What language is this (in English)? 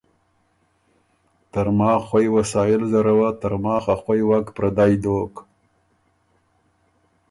Ormuri